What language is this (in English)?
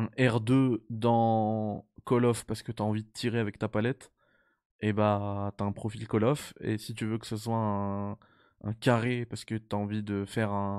French